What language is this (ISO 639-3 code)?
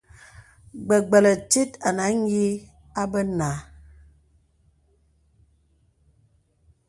beb